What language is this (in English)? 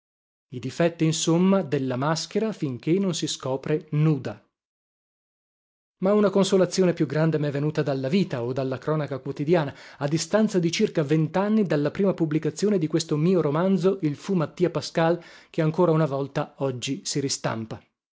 Italian